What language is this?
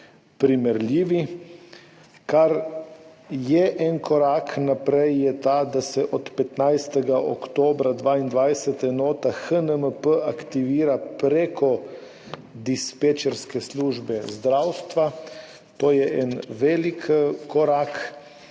Slovenian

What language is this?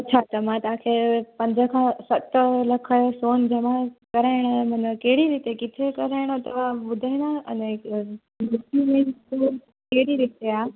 Sindhi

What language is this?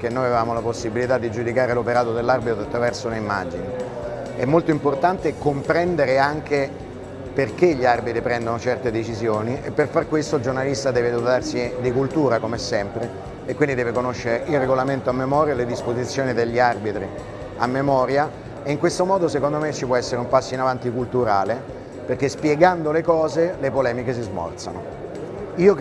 Italian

